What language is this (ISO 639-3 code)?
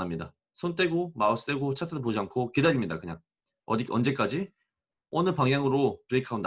kor